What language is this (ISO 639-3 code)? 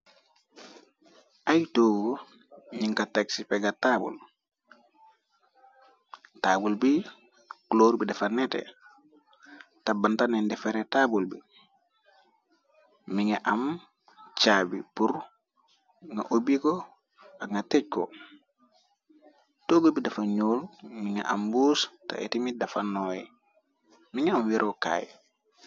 wol